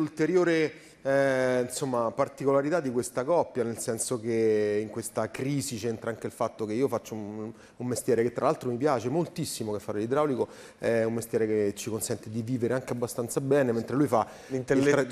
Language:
Italian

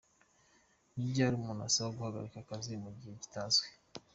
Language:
Kinyarwanda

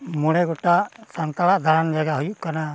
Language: Santali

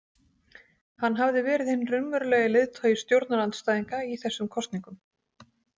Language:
Icelandic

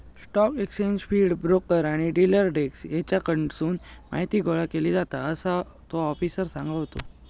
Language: Marathi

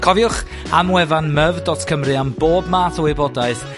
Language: Welsh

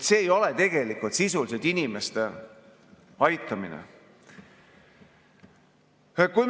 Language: Estonian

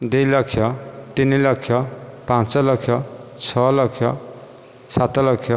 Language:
Odia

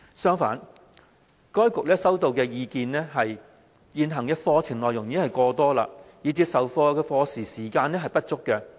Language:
Cantonese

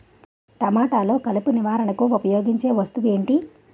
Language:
Telugu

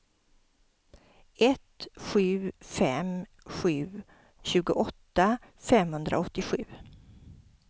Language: Swedish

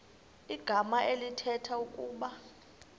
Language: Xhosa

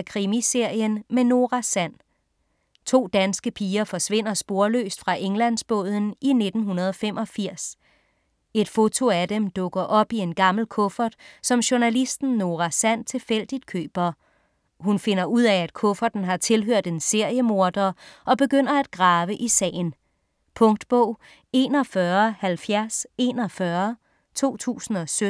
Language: Danish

